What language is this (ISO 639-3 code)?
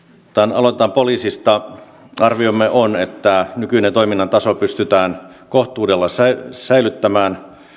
fin